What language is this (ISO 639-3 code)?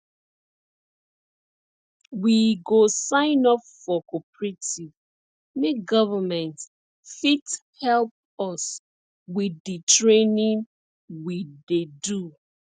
pcm